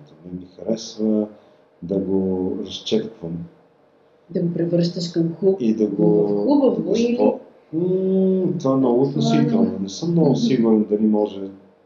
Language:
Bulgarian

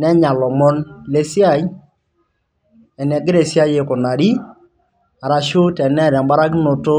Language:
Masai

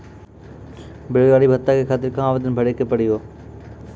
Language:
Maithili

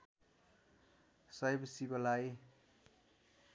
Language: Nepali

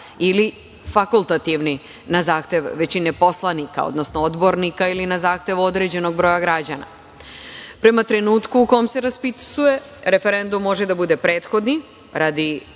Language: Serbian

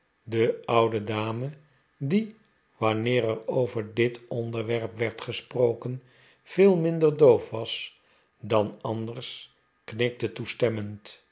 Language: Dutch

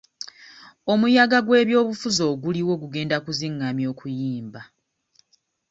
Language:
Ganda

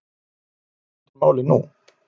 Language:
Icelandic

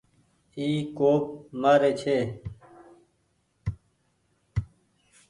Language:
Goaria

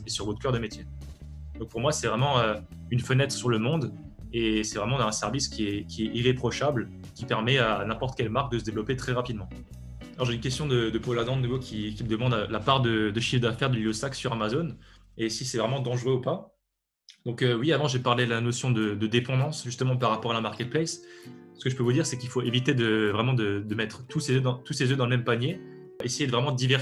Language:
French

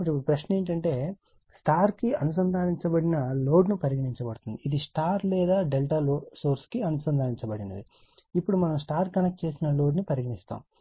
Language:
Telugu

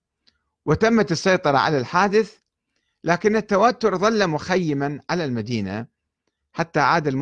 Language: Arabic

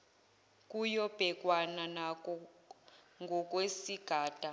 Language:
Zulu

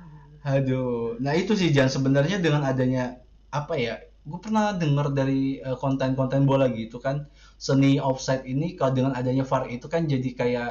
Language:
Indonesian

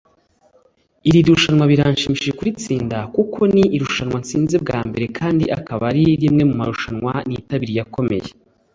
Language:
Kinyarwanda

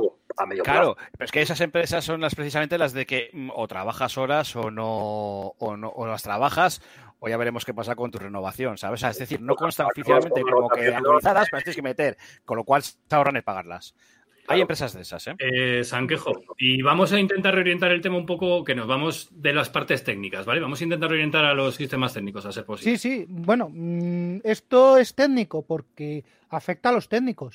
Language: Spanish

